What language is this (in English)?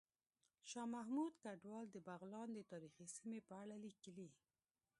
Pashto